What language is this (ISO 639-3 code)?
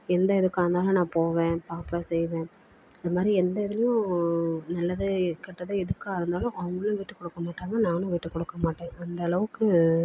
tam